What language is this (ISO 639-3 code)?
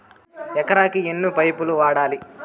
tel